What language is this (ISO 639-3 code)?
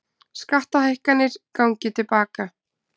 isl